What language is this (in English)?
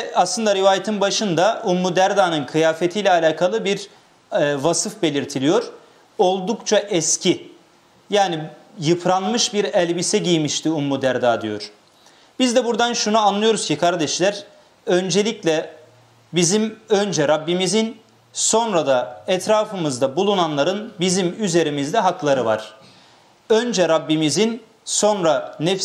Turkish